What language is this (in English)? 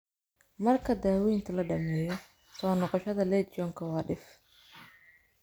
Somali